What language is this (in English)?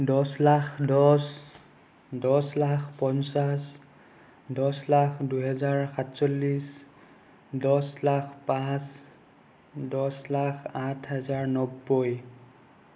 Assamese